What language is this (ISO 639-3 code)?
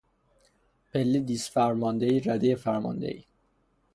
fas